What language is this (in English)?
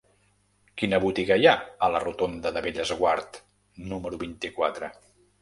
Catalan